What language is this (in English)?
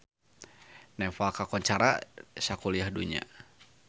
Sundanese